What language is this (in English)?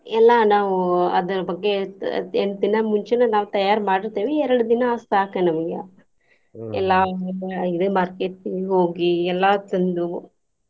Kannada